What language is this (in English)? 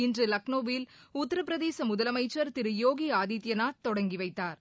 Tamil